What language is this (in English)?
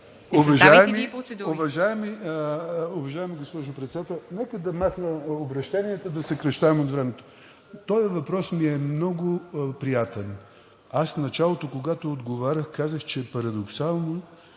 Bulgarian